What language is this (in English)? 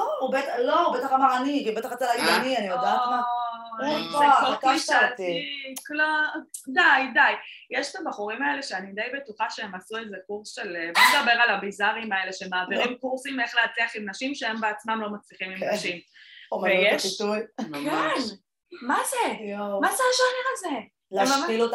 Hebrew